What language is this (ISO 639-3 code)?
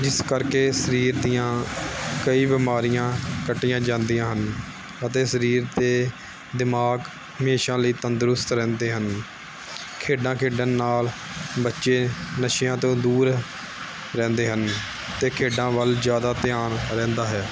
pan